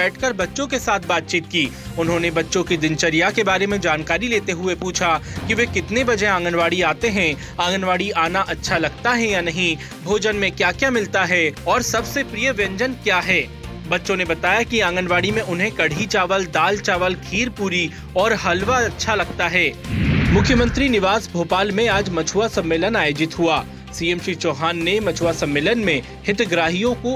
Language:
Hindi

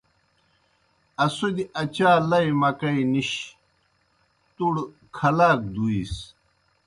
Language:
Kohistani Shina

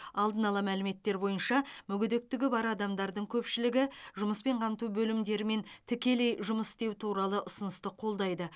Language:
Kazakh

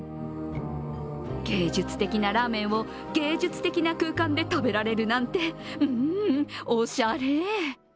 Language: Japanese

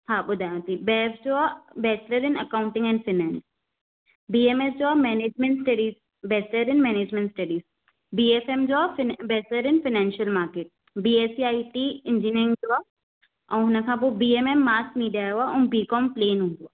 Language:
Sindhi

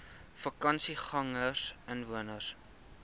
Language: Afrikaans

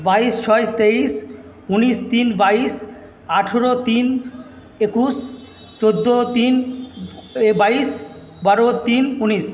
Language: Bangla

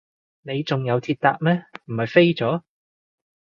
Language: Cantonese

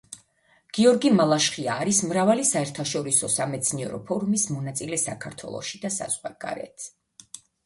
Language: Georgian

